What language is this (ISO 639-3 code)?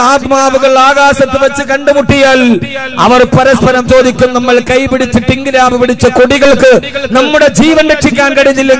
ara